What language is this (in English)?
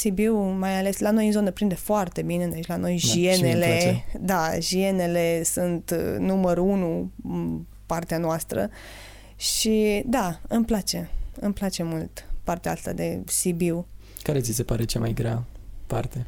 Romanian